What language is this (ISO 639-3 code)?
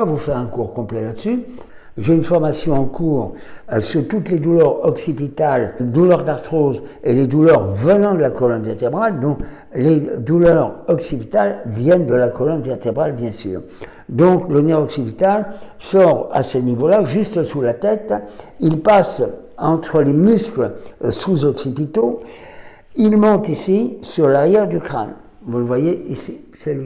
fra